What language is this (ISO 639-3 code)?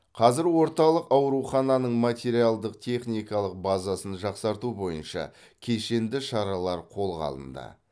kaz